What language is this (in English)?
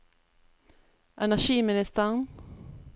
Norwegian